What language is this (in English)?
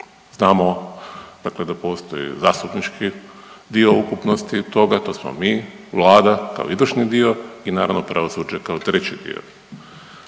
Croatian